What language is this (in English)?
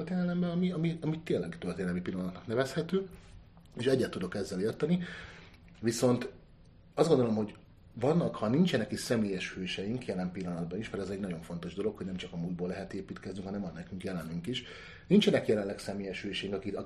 Hungarian